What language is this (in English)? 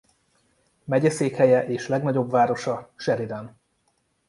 Hungarian